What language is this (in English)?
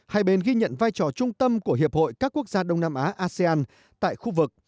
Vietnamese